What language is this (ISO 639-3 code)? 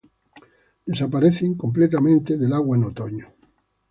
spa